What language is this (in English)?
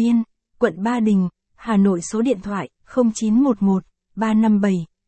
Vietnamese